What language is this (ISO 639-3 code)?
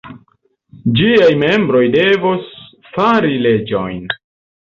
epo